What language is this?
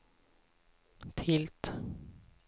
Swedish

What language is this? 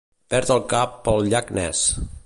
Catalan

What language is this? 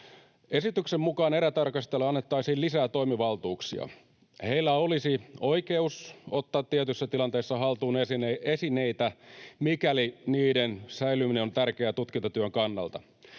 Finnish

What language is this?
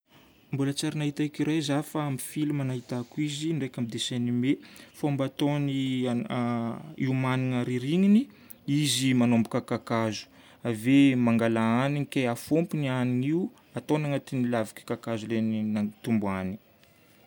Northern Betsimisaraka Malagasy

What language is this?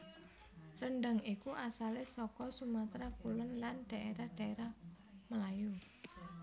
Javanese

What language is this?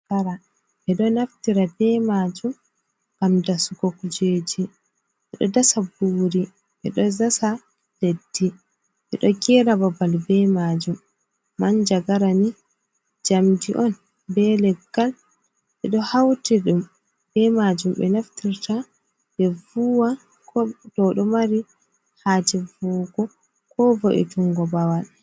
Fula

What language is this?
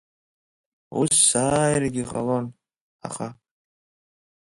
Abkhazian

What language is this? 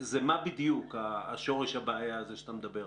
Hebrew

